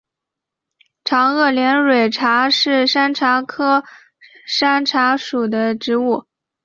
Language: Chinese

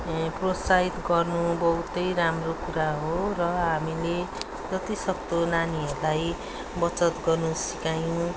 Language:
Nepali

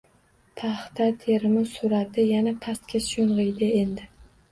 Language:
Uzbek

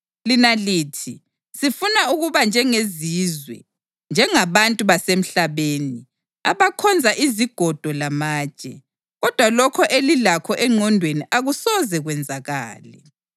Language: North Ndebele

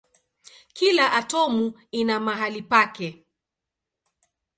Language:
Swahili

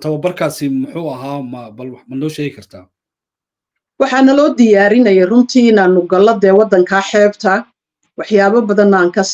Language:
Arabic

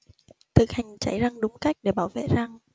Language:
Vietnamese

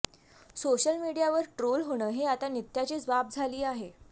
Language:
Marathi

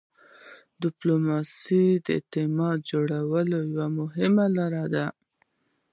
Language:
Pashto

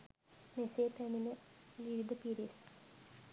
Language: Sinhala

